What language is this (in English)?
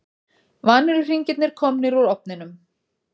Icelandic